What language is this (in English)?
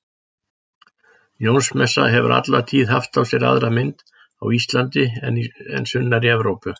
Icelandic